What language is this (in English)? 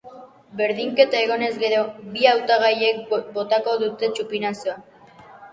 Basque